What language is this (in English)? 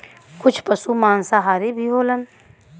Bhojpuri